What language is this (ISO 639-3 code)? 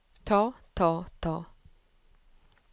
nor